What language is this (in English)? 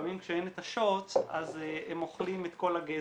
Hebrew